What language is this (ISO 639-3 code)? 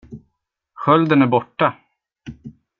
swe